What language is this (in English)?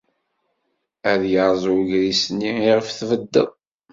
Kabyle